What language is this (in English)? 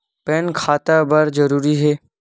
Chhattisgarhi